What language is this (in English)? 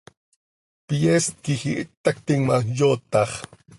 Seri